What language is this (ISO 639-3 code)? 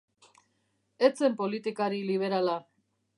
eus